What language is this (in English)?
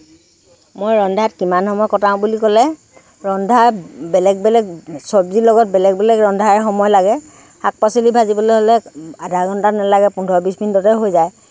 Assamese